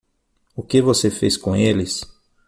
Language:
Portuguese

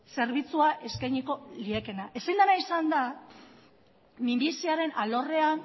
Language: Basque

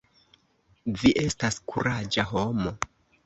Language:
Esperanto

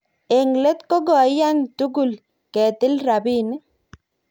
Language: Kalenjin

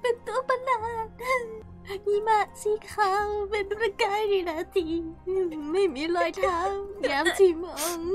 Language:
Thai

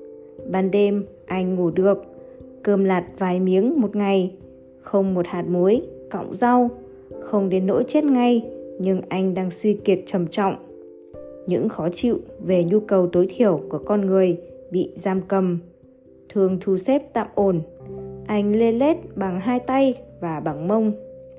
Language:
Vietnamese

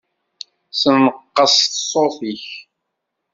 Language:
Kabyle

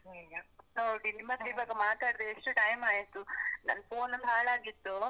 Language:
Kannada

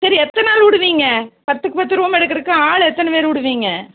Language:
Tamil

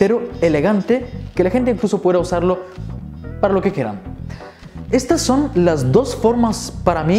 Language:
Spanish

